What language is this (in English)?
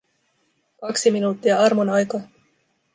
Finnish